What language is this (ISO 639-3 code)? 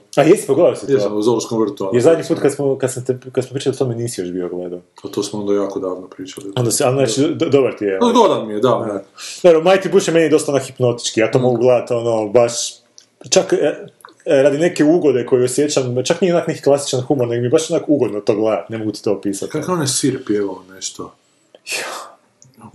hrv